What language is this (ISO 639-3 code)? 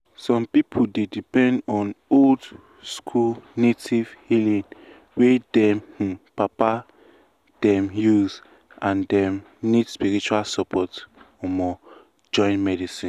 pcm